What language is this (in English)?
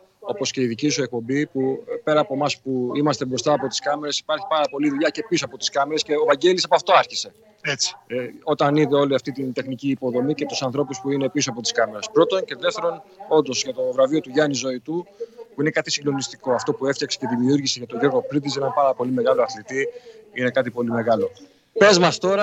Greek